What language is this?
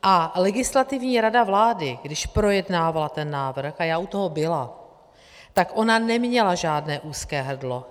Czech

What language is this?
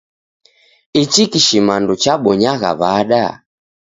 Taita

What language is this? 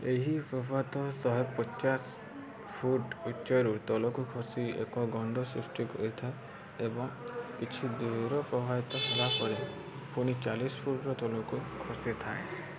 Odia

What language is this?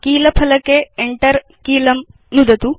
Sanskrit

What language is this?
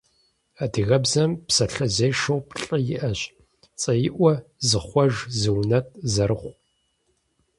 Kabardian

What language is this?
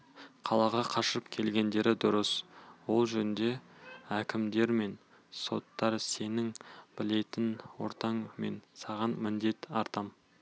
Kazakh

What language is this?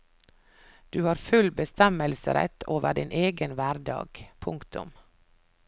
Norwegian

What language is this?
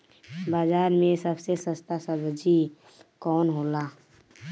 Bhojpuri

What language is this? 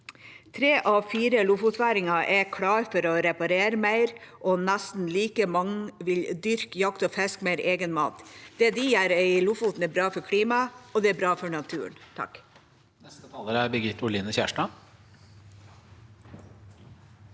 Norwegian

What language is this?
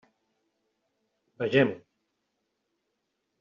Catalan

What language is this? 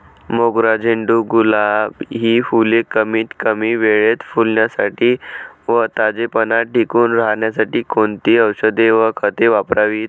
Marathi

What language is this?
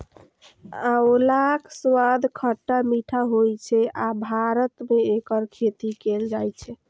Maithili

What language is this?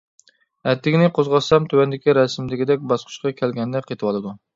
Uyghur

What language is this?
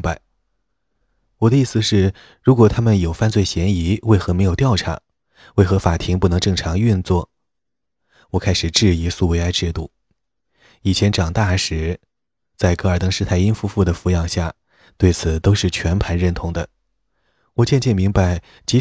Chinese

